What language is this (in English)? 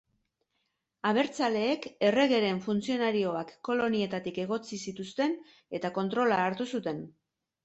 Basque